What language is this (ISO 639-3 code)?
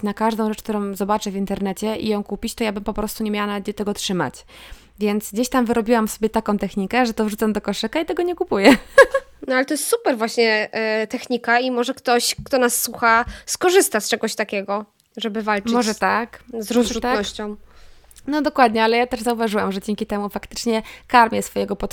pol